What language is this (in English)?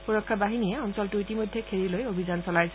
Assamese